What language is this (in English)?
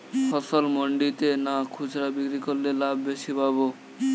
Bangla